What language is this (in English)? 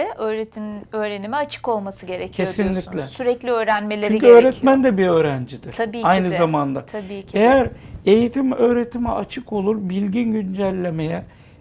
Turkish